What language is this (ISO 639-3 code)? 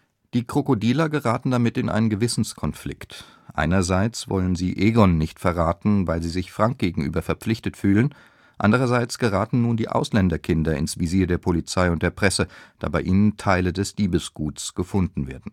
deu